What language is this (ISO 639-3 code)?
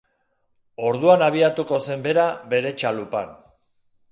eus